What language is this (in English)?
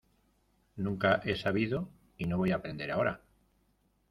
Spanish